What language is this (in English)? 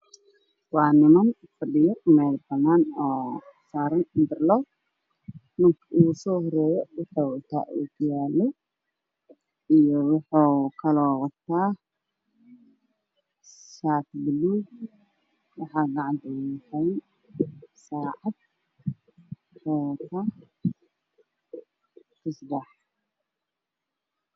Somali